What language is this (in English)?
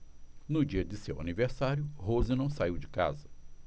Portuguese